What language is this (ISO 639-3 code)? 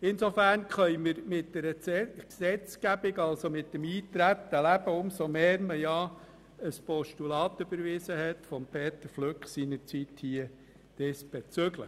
gsw